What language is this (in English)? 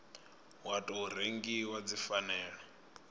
Venda